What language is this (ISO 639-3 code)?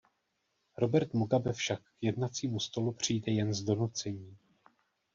ces